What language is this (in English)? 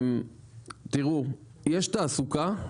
Hebrew